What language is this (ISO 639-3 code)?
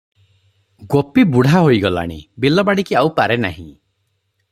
ori